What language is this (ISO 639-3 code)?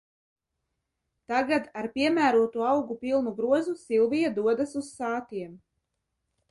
lav